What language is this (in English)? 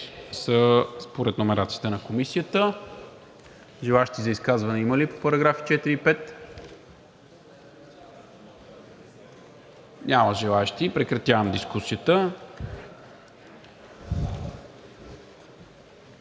Bulgarian